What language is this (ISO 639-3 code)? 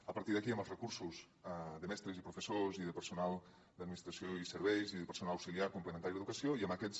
cat